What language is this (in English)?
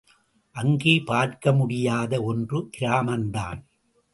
Tamil